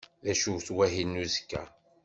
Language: Kabyle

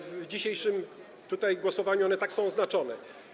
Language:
Polish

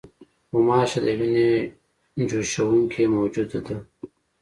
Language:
Pashto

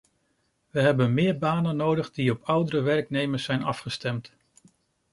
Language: Dutch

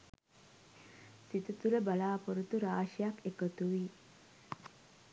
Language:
Sinhala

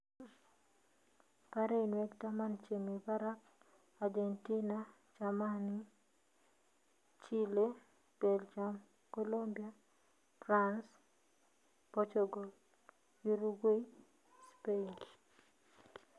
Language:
Kalenjin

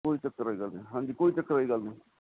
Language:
Punjabi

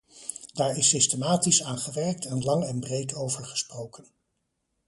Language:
Dutch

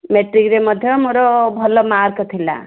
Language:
Odia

